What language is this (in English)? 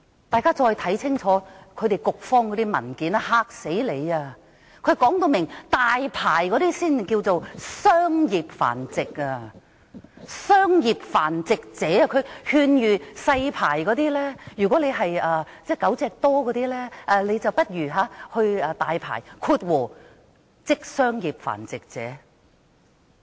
Cantonese